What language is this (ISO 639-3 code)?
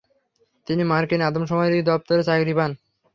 ben